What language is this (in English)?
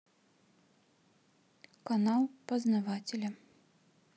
Russian